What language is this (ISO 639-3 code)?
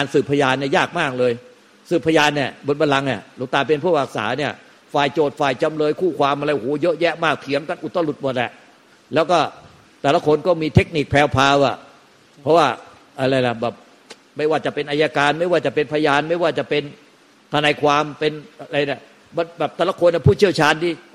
tha